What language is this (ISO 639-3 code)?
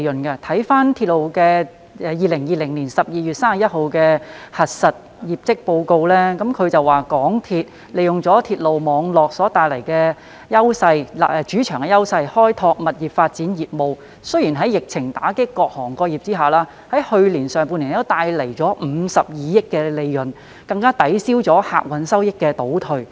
yue